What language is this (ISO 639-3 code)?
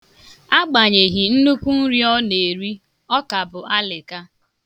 ibo